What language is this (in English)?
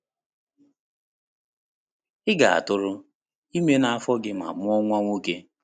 Igbo